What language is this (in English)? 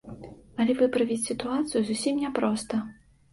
Belarusian